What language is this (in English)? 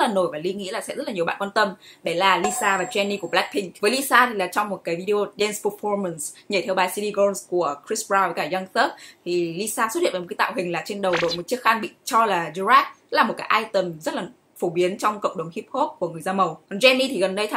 Vietnamese